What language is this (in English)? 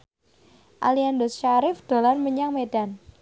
Javanese